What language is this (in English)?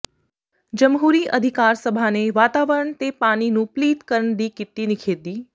Punjabi